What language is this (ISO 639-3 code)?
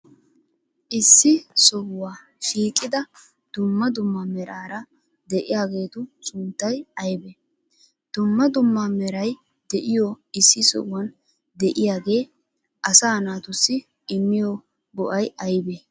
wal